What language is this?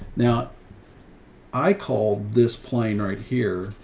English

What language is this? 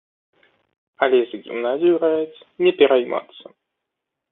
Belarusian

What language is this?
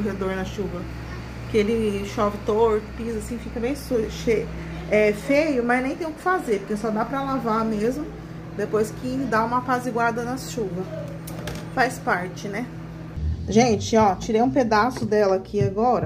Portuguese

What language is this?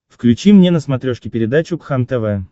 Russian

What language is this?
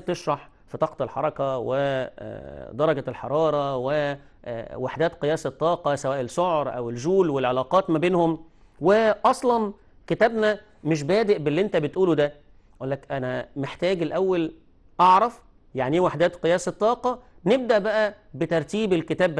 Arabic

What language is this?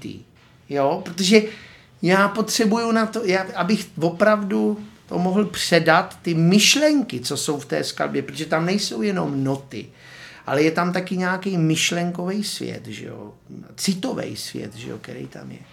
Czech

